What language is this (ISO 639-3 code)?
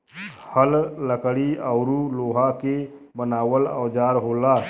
bho